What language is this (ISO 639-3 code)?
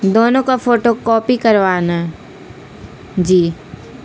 urd